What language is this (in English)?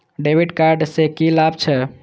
Maithili